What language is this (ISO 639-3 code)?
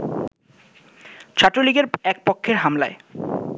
ben